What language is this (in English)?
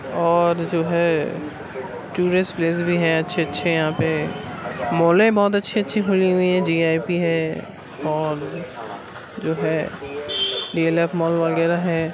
Urdu